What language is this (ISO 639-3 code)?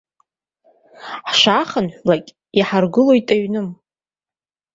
abk